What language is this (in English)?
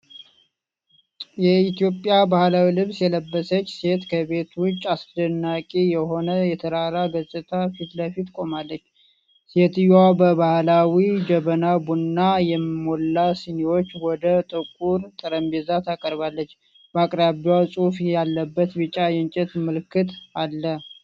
Amharic